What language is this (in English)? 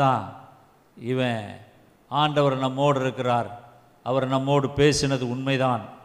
Tamil